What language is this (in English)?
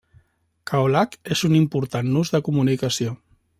Catalan